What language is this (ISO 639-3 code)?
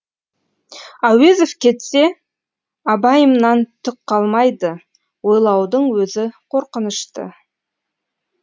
kaz